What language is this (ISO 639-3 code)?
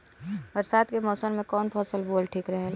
bho